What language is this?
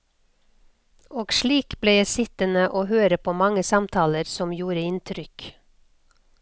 Norwegian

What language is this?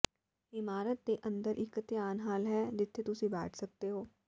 Punjabi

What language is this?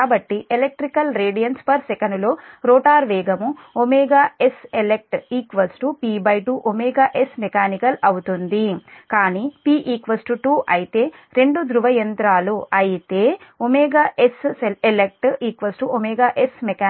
Telugu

